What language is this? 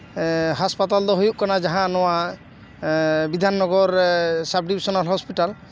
Santali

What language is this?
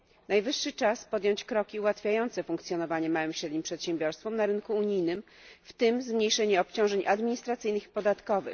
Polish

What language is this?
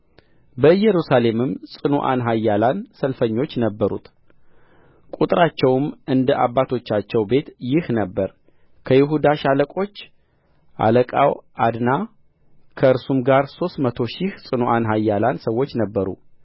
Amharic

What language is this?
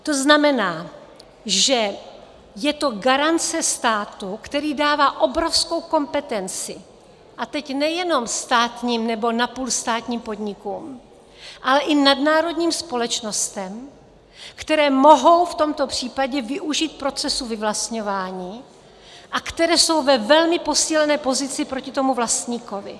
Czech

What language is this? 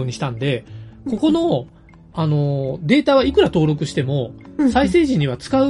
Japanese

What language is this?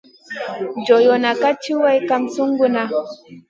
Masana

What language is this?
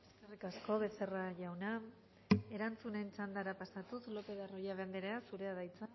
Basque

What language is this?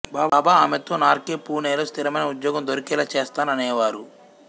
Telugu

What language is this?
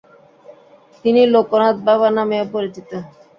Bangla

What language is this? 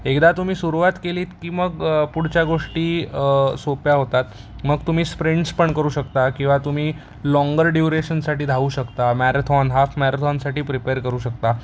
Marathi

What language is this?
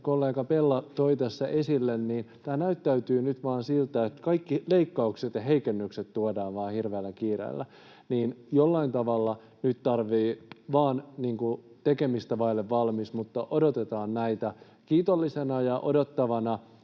Finnish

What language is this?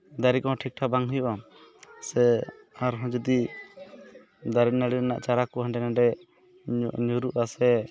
Santali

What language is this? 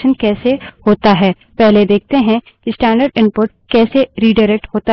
Hindi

